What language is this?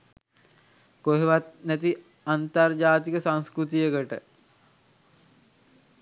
Sinhala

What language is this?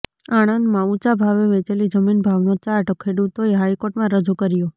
Gujarati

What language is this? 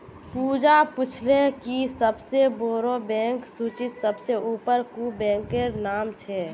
Magahi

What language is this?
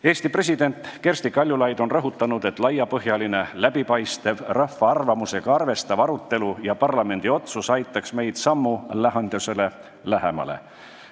Estonian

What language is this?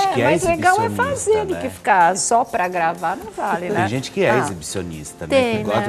Portuguese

